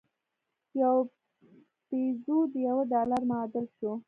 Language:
Pashto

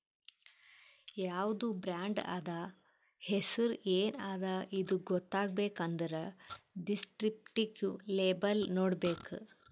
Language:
Kannada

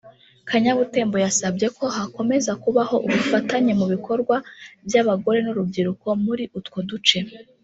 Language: Kinyarwanda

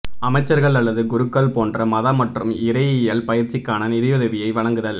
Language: Tamil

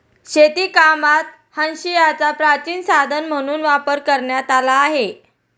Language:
Marathi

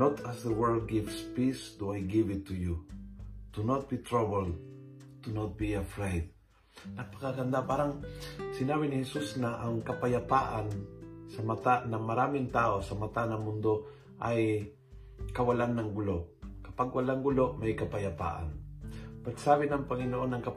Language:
Filipino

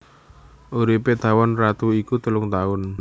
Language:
Javanese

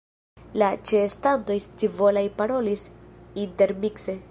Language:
Esperanto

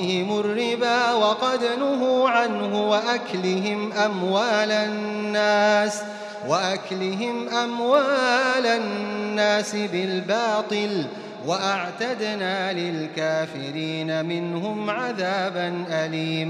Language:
Arabic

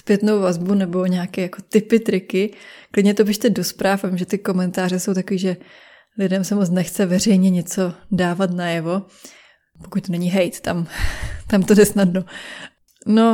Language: Czech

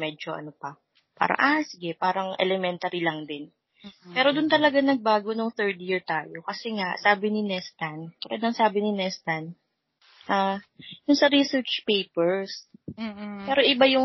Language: Filipino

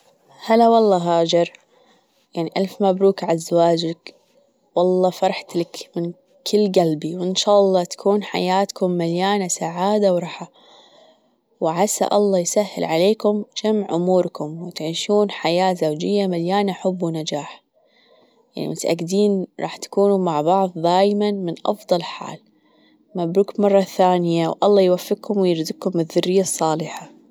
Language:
Gulf Arabic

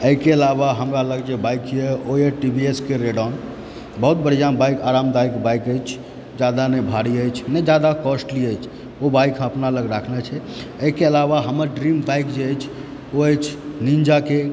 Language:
Maithili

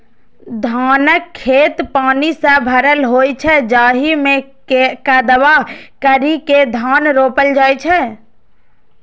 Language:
Maithili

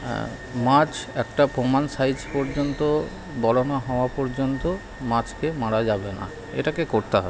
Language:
Bangla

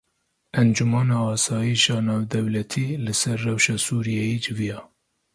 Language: Kurdish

